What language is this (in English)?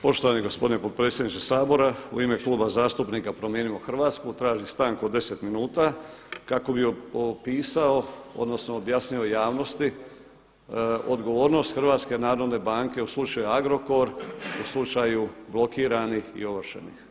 Croatian